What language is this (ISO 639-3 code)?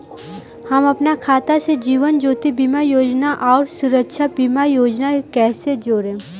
bho